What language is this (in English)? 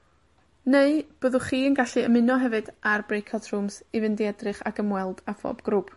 Welsh